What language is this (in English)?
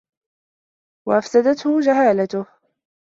Arabic